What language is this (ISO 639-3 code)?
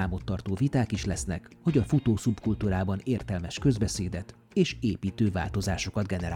hun